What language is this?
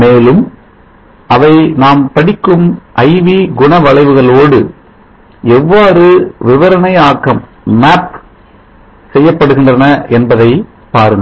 Tamil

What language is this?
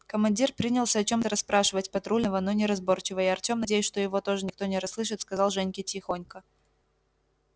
Russian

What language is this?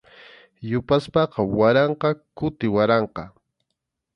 Arequipa-La Unión Quechua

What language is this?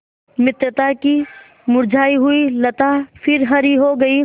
Hindi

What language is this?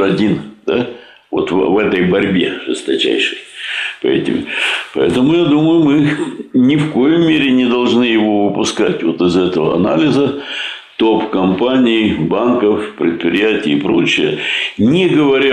Russian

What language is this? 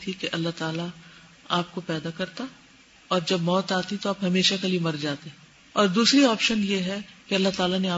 Urdu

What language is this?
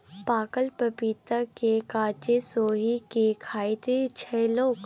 Maithili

